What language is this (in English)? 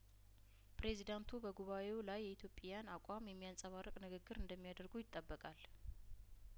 Amharic